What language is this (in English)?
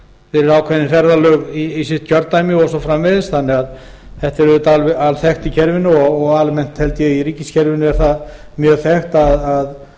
Icelandic